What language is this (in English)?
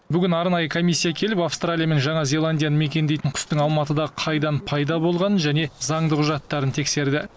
Kazakh